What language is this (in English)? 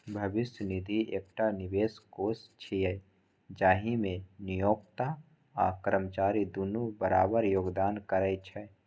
Maithili